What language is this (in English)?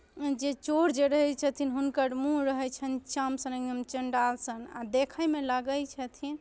Maithili